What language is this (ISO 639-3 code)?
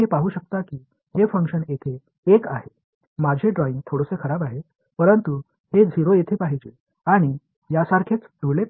tam